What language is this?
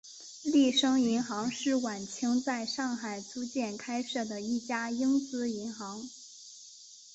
Chinese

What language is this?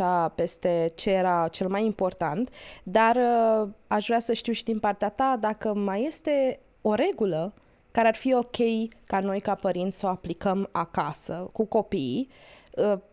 Romanian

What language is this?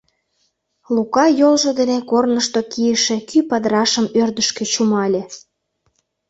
Mari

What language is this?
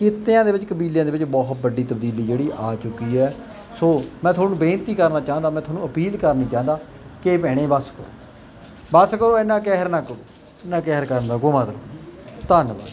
Punjabi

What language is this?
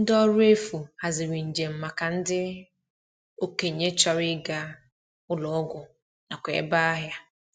Igbo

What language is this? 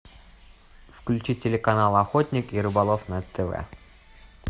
Russian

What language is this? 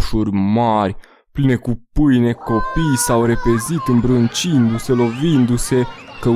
Romanian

